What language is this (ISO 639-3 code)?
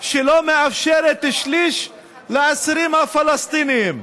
heb